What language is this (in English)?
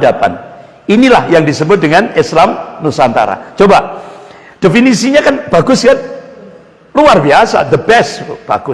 Indonesian